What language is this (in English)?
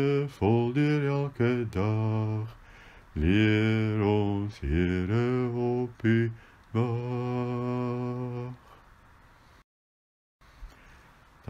Dutch